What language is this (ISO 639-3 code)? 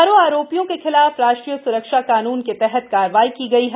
hin